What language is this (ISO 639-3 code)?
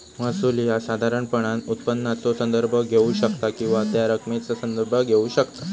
mar